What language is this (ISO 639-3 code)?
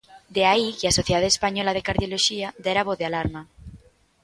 glg